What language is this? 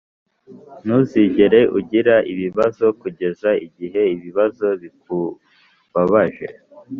Kinyarwanda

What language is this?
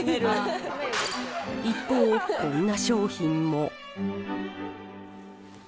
Japanese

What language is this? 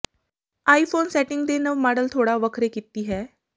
Punjabi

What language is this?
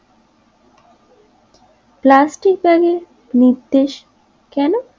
Bangla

